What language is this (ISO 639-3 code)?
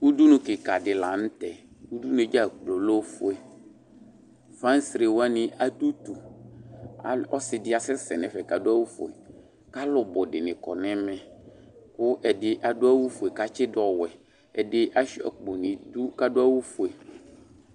kpo